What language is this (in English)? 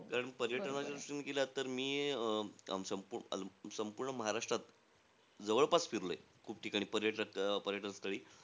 Marathi